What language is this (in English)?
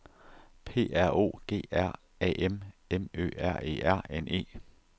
Danish